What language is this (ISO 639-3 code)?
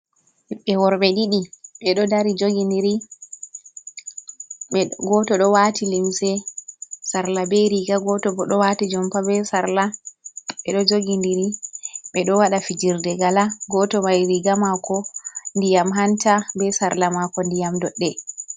ful